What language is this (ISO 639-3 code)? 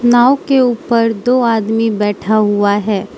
hin